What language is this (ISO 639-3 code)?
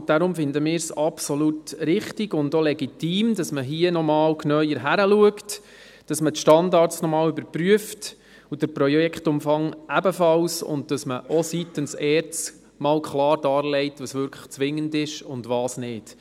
gsw